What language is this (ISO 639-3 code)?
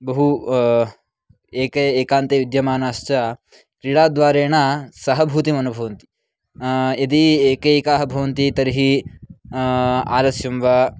san